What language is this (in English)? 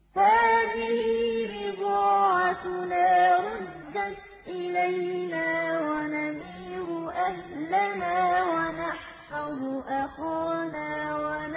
Arabic